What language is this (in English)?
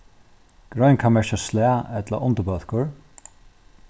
Faroese